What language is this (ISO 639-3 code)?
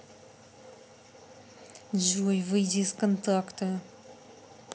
rus